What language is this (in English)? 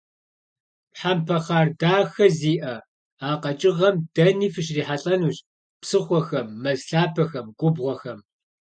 Kabardian